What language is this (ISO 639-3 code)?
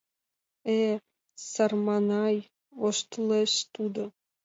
chm